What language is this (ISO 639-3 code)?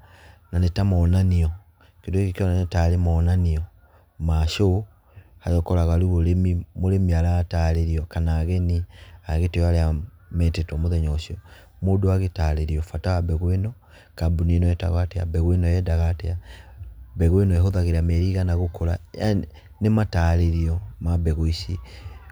kik